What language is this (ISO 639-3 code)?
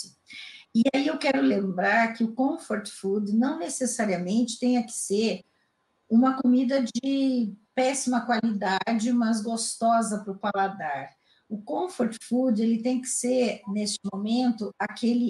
por